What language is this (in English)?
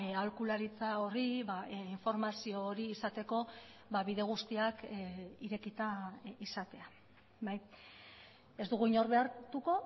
Basque